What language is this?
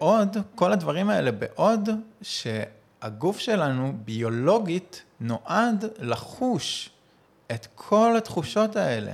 Hebrew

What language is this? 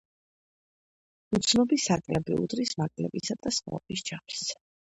Georgian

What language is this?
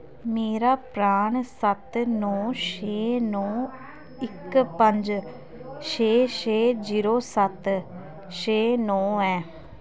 Dogri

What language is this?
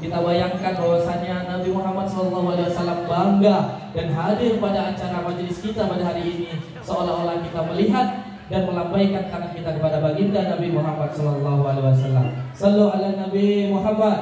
Malay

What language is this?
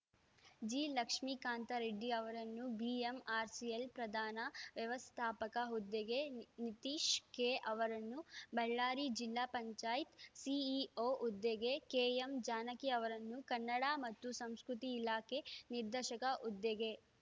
Kannada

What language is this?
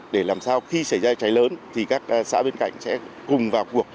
Vietnamese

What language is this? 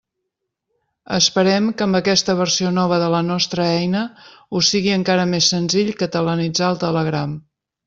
Catalan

